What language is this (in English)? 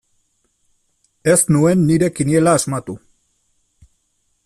Basque